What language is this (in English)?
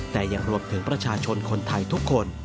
Thai